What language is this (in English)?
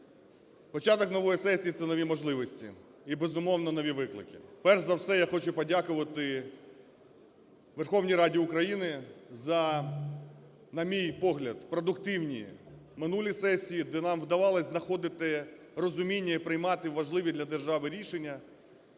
Ukrainian